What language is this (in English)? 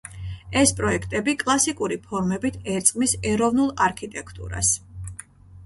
Georgian